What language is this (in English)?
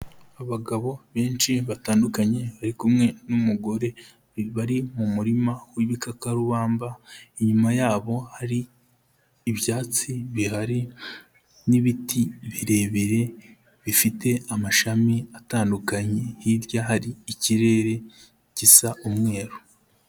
Kinyarwanda